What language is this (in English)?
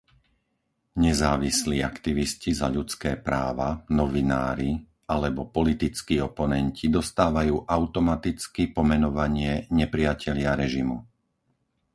Slovak